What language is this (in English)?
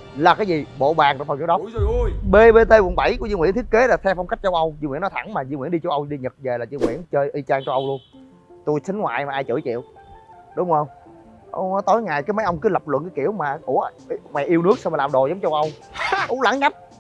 Vietnamese